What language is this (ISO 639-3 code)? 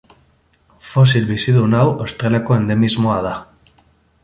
eus